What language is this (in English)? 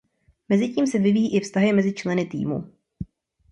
Czech